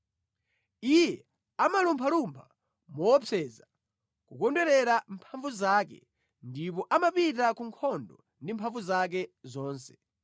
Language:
Nyanja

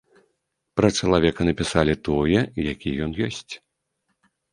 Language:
Belarusian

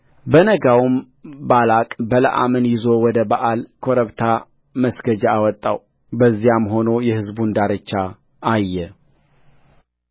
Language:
Amharic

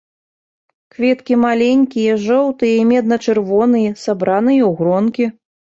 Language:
Belarusian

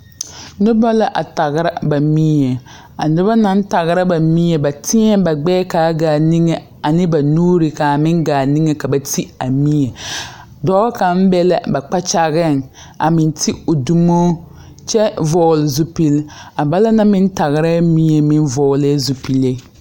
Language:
Southern Dagaare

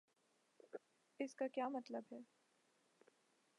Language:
Urdu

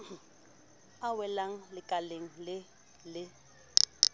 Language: Southern Sotho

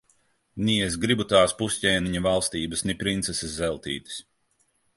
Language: Latvian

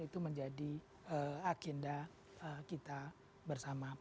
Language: Indonesian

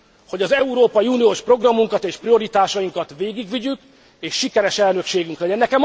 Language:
Hungarian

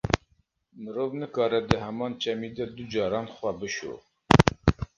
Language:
Kurdish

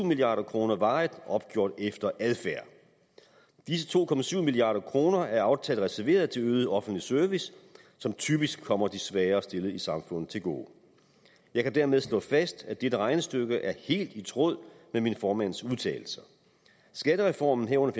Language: Danish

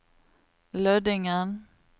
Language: Norwegian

